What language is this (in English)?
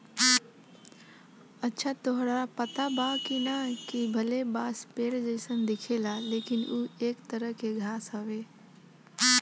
Bhojpuri